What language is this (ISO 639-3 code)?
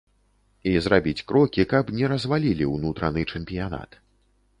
bel